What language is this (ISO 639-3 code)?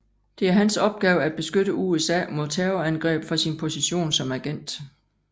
dan